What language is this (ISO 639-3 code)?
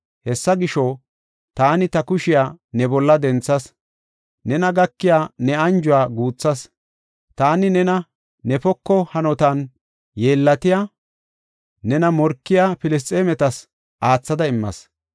gof